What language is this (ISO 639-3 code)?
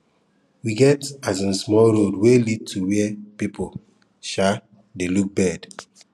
pcm